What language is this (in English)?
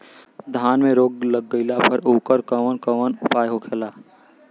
Bhojpuri